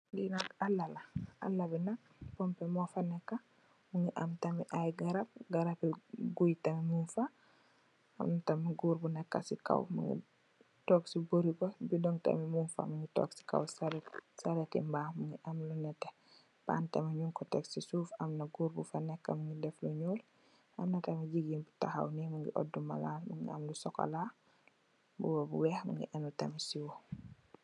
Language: Wolof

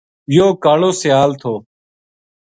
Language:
Gujari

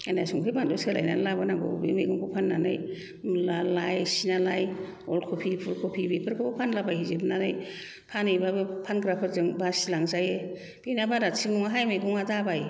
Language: Bodo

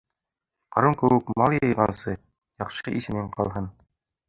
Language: Bashkir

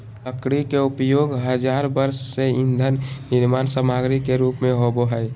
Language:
Magahi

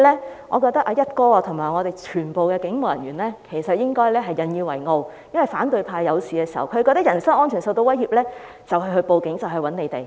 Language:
Cantonese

